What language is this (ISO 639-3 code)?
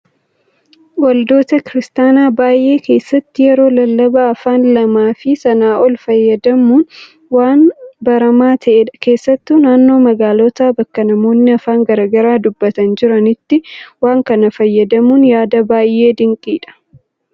orm